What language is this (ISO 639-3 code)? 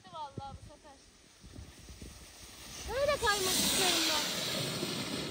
tur